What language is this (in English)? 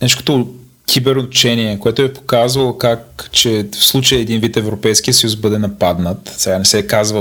Bulgarian